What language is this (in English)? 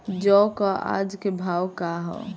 Bhojpuri